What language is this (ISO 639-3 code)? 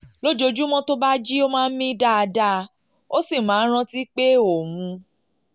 yor